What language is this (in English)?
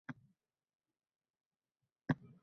Uzbek